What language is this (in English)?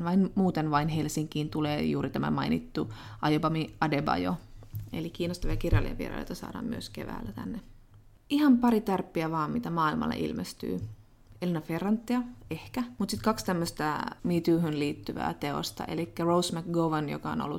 Finnish